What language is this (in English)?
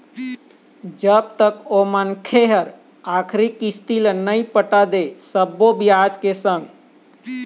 Chhattisgarhi